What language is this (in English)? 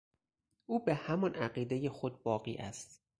Persian